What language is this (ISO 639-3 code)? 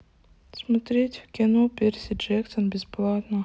rus